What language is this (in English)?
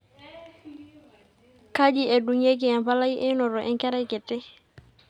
Masai